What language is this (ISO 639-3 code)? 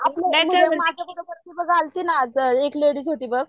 mar